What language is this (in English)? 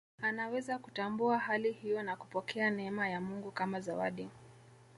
Swahili